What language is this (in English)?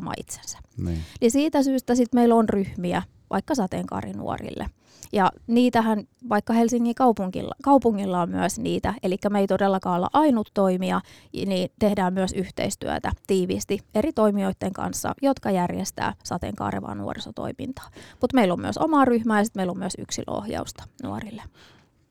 Finnish